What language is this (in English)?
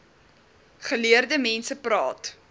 Afrikaans